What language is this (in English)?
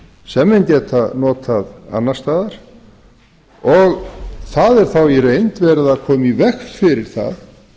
Icelandic